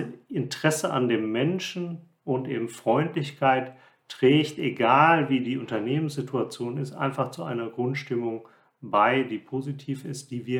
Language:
German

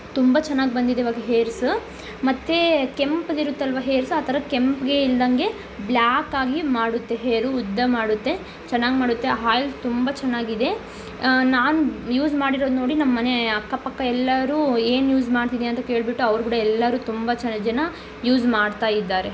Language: Kannada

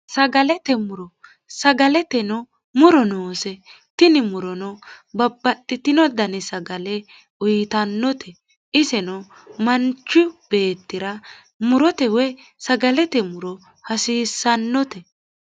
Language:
Sidamo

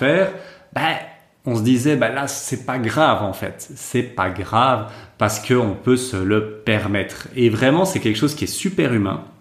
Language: French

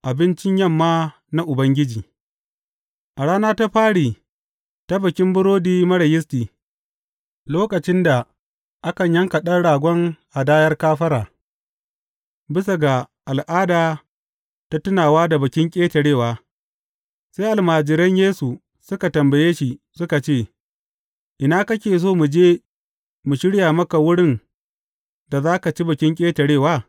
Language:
Hausa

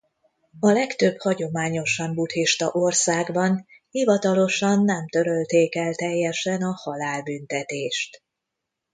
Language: Hungarian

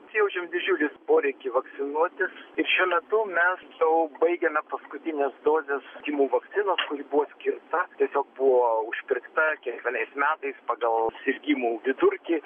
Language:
Lithuanian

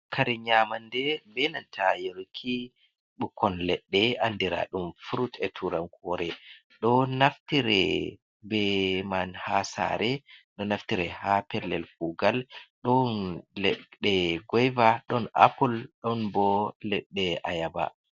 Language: Fula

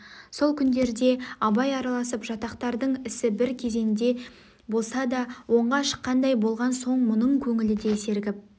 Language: Kazakh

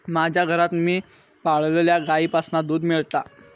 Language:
Marathi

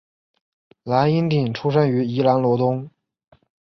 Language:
Chinese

